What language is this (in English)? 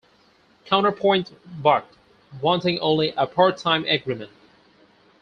English